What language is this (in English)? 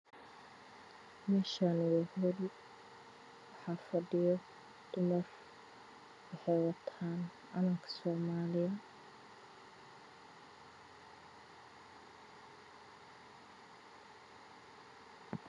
Somali